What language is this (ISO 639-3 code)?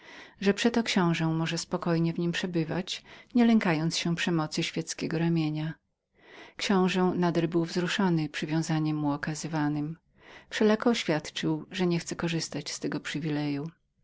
pol